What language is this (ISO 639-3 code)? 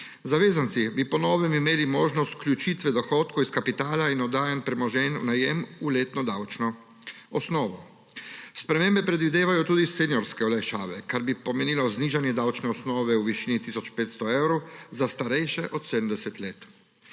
slv